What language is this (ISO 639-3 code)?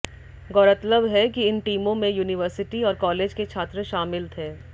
hin